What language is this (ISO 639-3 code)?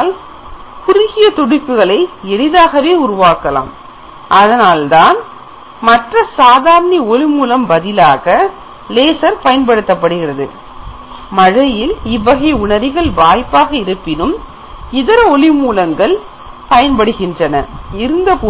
tam